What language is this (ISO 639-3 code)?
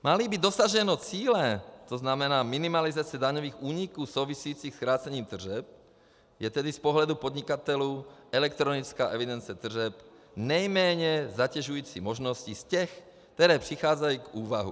ces